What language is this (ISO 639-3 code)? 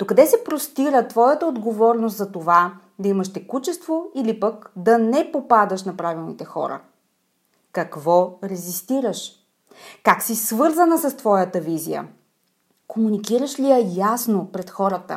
bul